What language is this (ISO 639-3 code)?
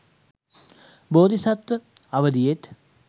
sin